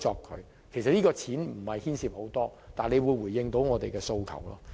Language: Cantonese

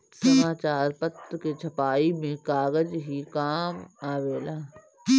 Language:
Bhojpuri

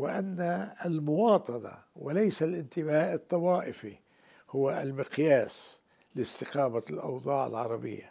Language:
Arabic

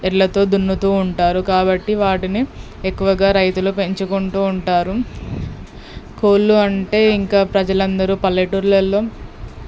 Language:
Telugu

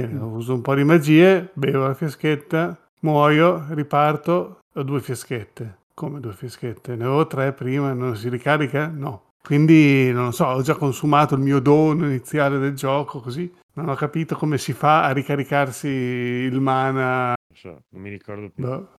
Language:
Italian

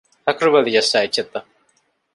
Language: Divehi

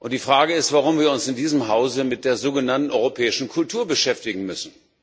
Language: German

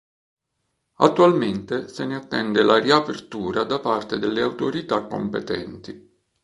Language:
Italian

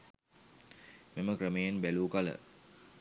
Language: Sinhala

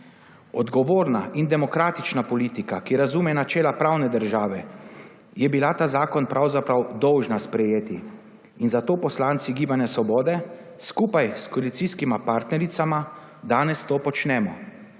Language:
Slovenian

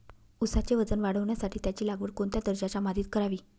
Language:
Marathi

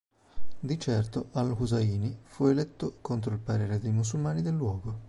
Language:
Italian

